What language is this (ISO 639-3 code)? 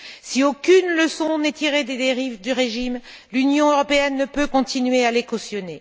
fra